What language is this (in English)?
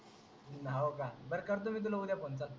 Marathi